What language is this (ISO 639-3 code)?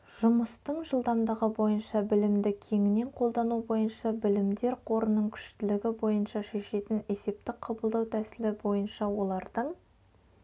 kaz